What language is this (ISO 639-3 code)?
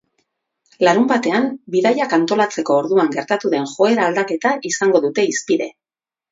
eus